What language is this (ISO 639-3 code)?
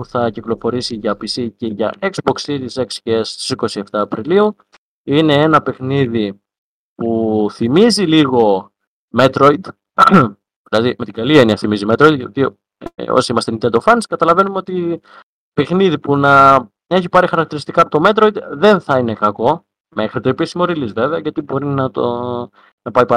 ell